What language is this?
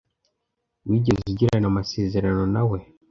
Kinyarwanda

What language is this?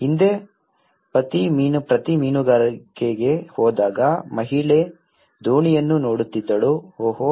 Kannada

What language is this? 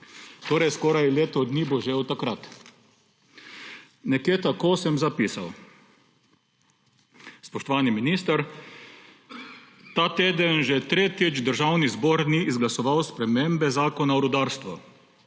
Slovenian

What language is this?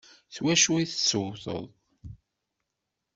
Kabyle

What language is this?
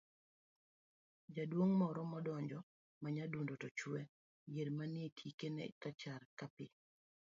Luo (Kenya and Tanzania)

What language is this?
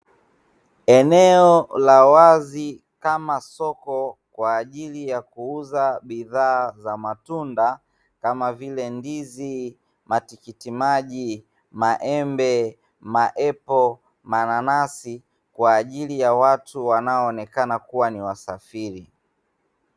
Swahili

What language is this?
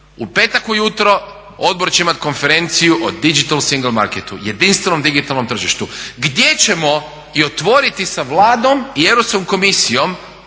Croatian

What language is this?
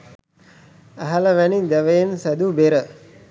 Sinhala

